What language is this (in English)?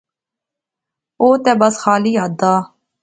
Pahari-Potwari